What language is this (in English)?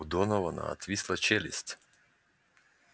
Russian